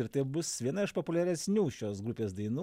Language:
Lithuanian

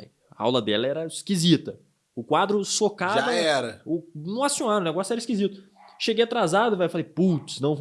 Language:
Portuguese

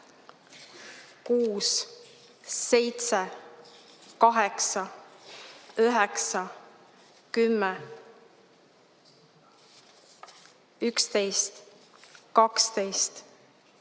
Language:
Estonian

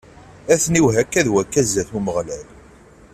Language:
Kabyle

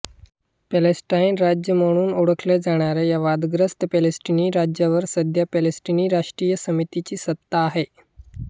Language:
Marathi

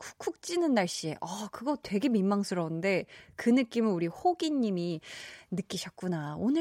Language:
Korean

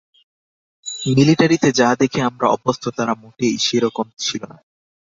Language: Bangla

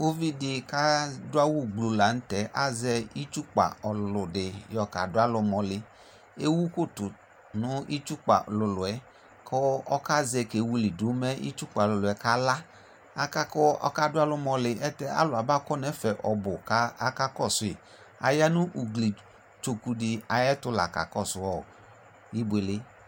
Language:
Ikposo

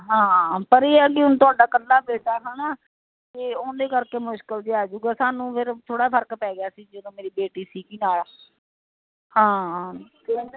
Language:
Punjabi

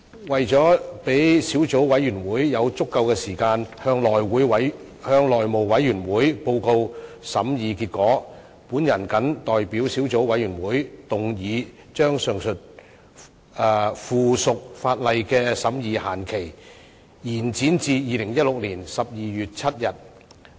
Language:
Cantonese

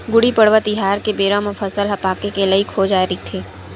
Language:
Chhattisgarhi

